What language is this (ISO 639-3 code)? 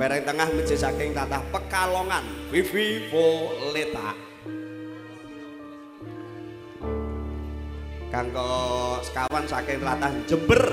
ind